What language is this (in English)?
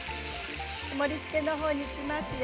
Japanese